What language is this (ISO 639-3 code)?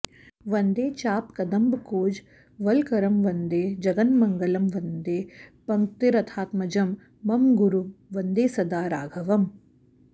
san